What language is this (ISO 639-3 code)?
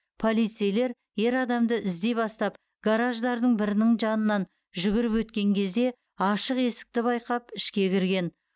kaz